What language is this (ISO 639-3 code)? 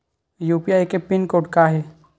hne